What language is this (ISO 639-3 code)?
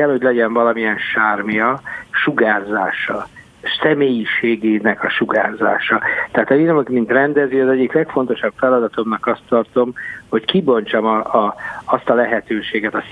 hun